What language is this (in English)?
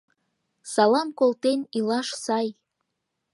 Mari